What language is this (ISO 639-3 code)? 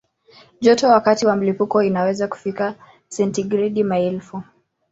swa